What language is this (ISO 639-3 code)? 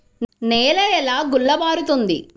tel